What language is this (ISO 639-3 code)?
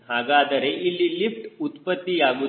kan